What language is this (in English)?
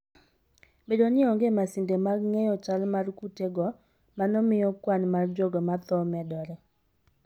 Luo (Kenya and Tanzania)